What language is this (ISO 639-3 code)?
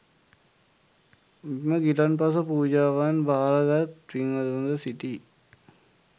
sin